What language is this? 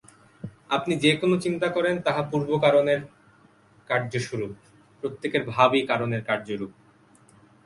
Bangla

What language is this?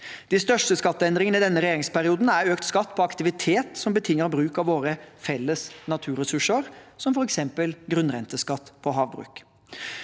Norwegian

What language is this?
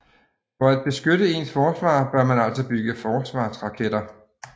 Danish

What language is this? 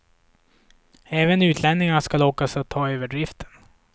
Swedish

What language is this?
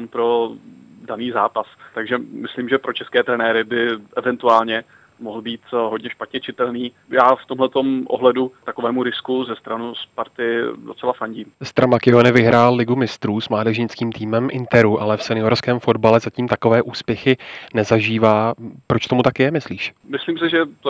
Czech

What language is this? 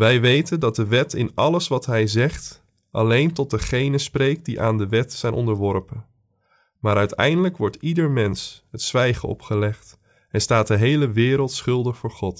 Dutch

